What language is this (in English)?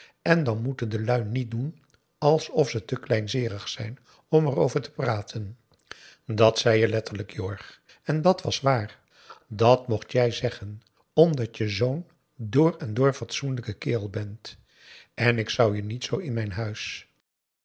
Dutch